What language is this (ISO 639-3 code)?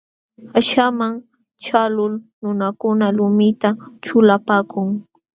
qxw